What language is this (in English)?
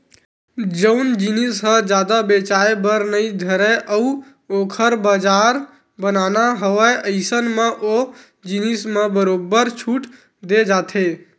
Chhattisgarhi